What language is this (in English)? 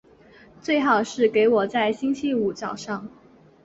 Chinese